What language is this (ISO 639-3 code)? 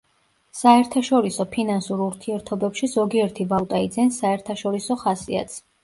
kat